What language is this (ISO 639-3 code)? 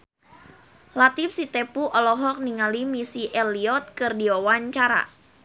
sun